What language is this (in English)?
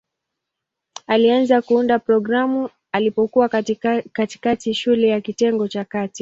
Swahili